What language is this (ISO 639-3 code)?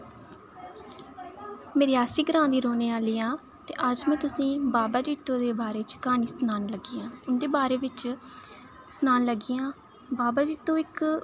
doi